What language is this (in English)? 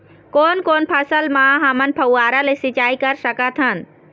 Chhattisgarhi